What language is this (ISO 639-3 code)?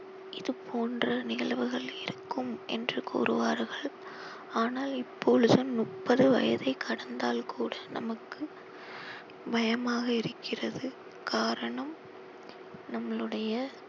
tam